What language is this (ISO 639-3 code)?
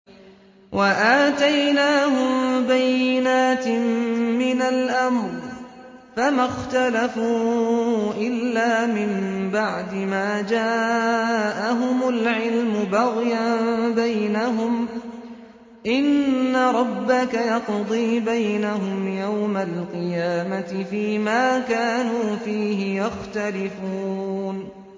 ara